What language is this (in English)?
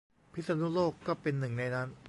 Thai